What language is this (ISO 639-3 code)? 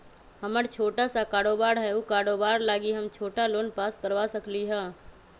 mag